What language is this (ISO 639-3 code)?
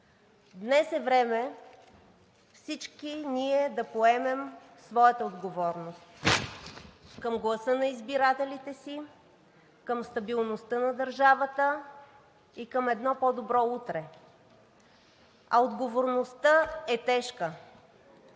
bul